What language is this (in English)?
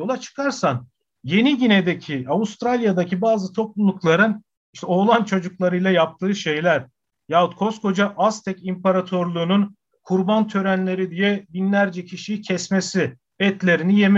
Turkish